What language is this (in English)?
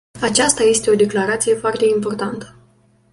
Romanian